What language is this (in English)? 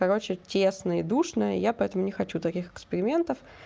Russian